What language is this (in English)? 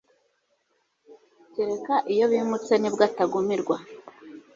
Kinyarwanda